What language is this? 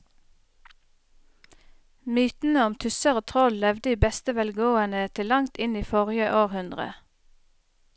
Norwegian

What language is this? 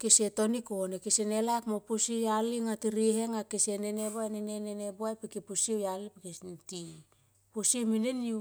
Tomoip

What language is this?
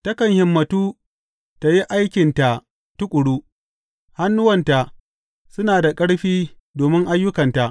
Hausa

